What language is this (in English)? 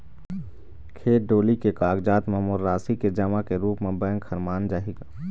Chhattisgarhi